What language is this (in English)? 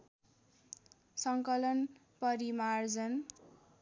Nepali